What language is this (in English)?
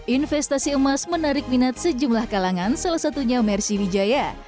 Indonesian